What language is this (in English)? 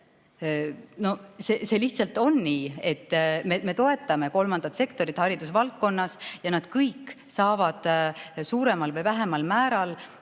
Estonian